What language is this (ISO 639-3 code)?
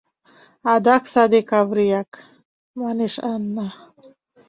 chm